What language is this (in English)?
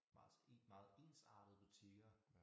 Danish